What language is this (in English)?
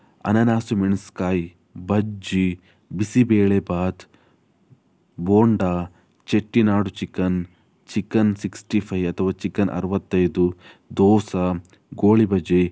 Kannada